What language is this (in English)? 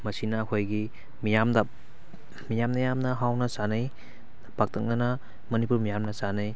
Manipuri